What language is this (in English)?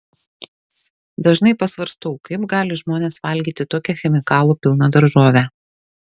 Lithuanian